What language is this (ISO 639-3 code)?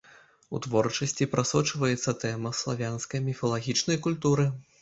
bel